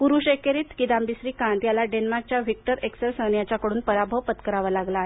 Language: Marathi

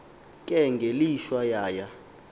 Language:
Xhosa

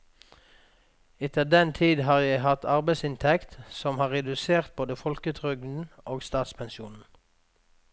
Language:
Norwegian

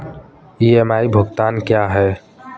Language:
Hindi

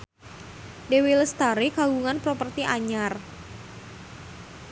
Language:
Sundanese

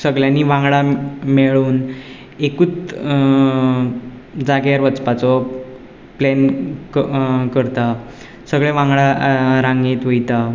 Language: Konkani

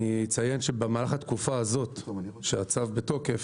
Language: Hebrew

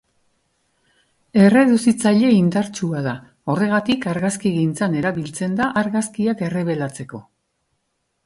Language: Basque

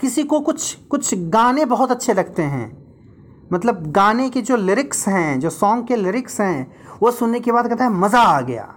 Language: Hindi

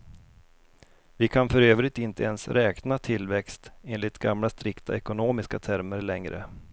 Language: Swedish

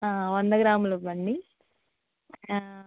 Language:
Telugu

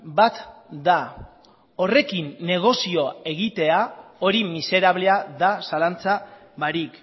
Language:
Basque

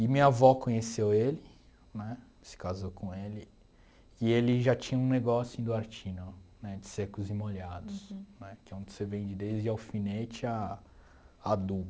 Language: Portuguese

